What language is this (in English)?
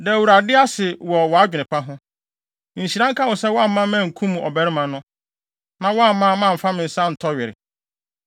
Akan